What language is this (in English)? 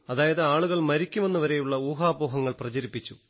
Malayalam